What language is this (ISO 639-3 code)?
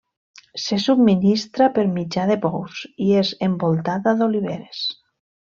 cat